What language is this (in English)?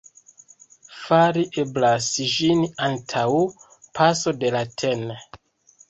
Esperanto